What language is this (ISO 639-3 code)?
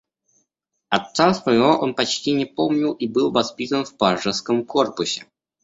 rus